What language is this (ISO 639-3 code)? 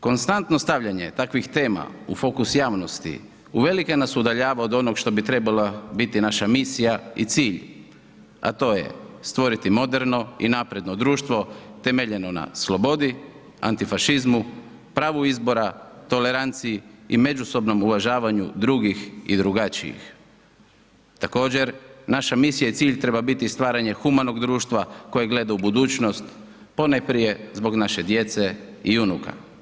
hrv